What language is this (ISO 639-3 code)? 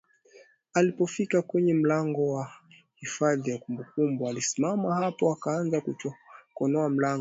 swa